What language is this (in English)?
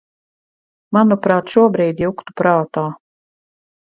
Latvian